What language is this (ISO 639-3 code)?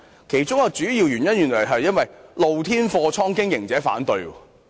yue